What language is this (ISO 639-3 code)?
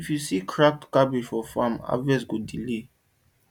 pcm